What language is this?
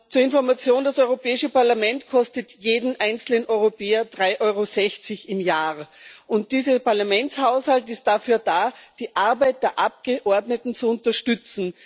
German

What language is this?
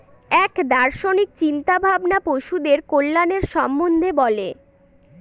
Bangla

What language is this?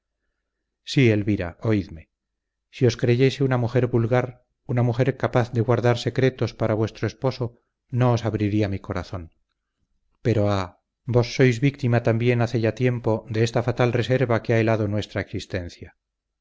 Spanish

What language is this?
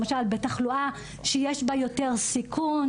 Hebrew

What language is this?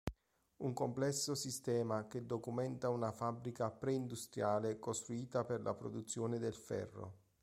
Italian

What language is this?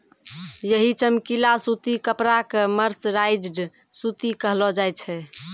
Maithili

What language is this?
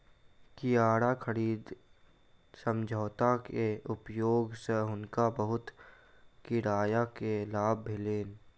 Maithili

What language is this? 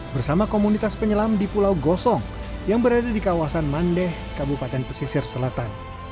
Indonesian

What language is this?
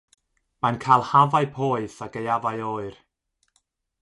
Welsh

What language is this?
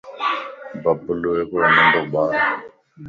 Lasi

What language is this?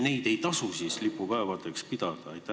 Estonian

